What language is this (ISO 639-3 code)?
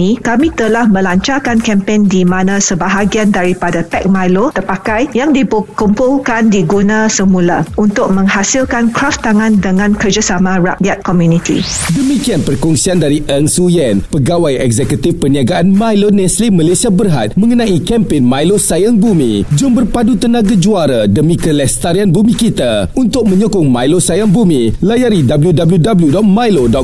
msa